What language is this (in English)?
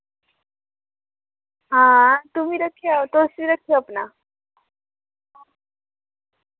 Dogri